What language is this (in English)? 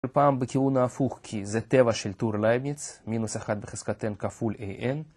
Hebrew